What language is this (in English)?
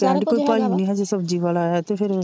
Punjabi